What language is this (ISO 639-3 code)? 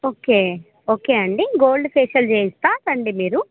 tel